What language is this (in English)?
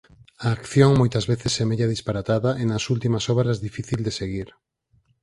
Galician